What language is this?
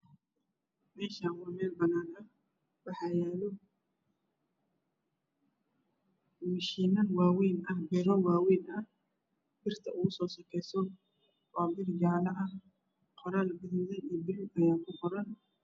Somali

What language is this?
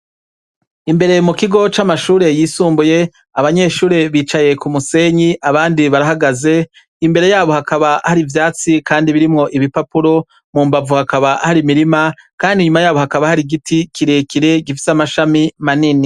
Rundi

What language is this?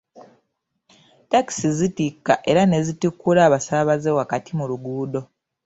Ganda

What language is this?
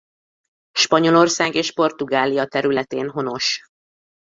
Hungarian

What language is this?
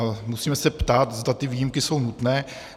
Czech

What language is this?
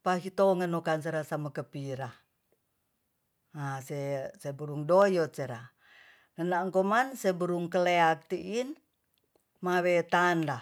Tonsea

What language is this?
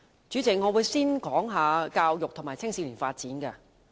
Cantonese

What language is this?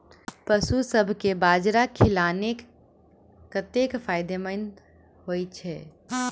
Maithili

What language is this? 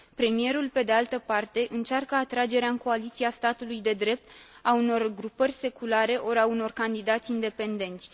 Romanian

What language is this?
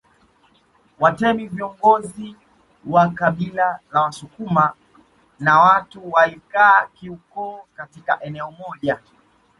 Swahili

